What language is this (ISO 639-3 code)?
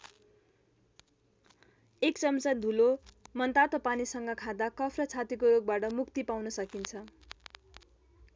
nep